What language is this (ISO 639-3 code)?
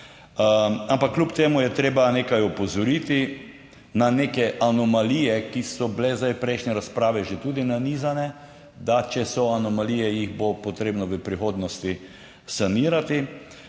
slv